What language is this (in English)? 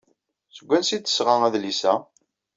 Kabyle